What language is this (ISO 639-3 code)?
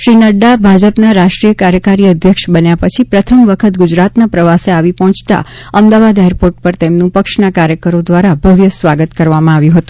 guj